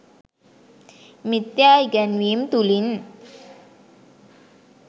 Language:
Sinhala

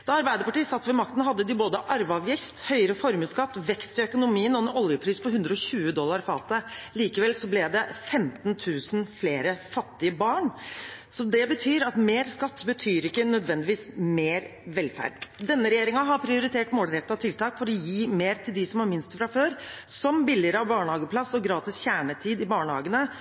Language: Norwegian Bokmål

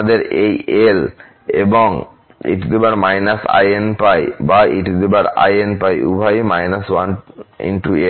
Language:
Bangla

